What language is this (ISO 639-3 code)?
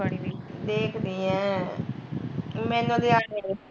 pan